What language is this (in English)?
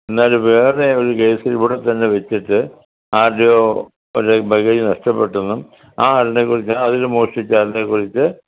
Malayalam